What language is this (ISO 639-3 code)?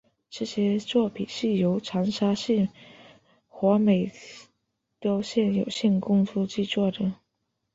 zho